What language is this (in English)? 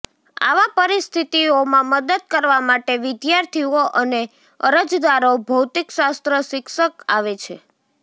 Gujarati